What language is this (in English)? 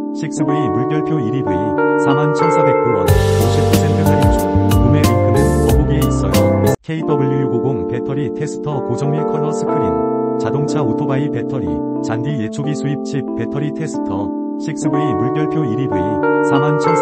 Korean